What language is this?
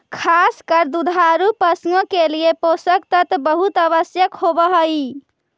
Magahi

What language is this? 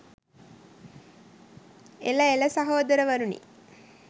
Sinhala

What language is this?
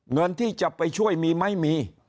Thai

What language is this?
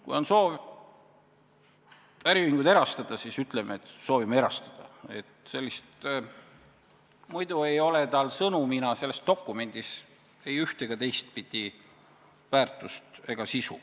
Estonian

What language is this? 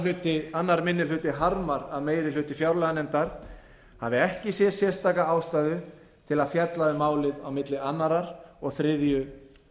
Icelandic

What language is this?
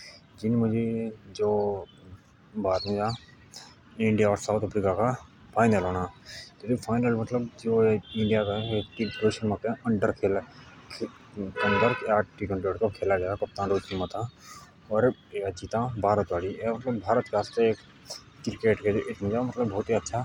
Jaunsari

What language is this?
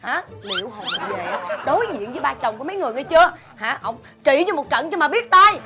Vietnamese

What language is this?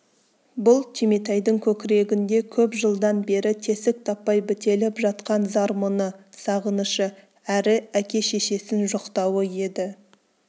Kazakh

